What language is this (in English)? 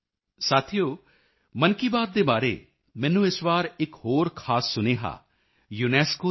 Punjabi